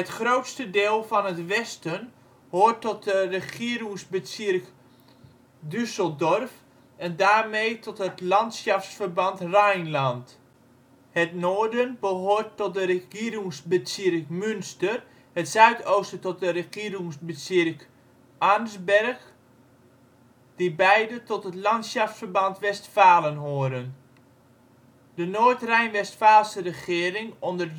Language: Dutch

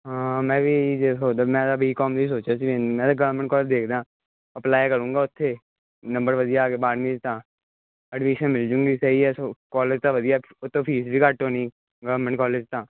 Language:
Punjabi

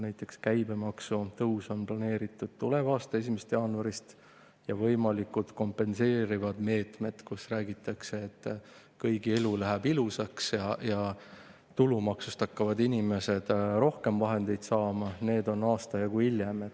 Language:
Estonian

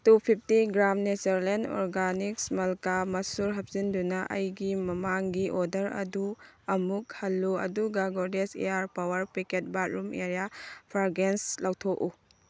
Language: Manipuri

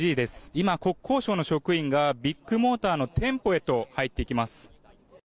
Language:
Japanese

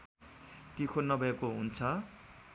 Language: Nepali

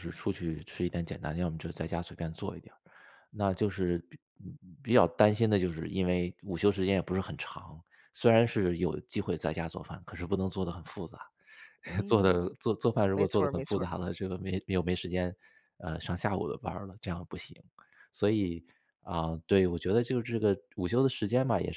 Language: Chinese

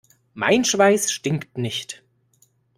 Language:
German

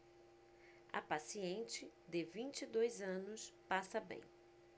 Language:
Portuguese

